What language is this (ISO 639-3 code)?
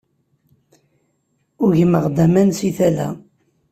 kab